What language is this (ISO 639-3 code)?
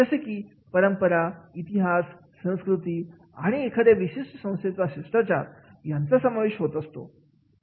mar